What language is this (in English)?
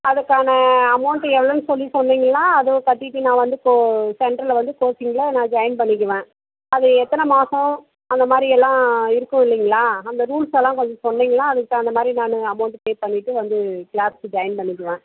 Tamil